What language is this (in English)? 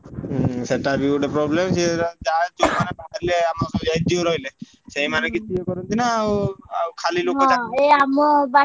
Odia